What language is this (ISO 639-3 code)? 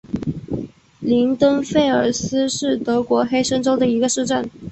zho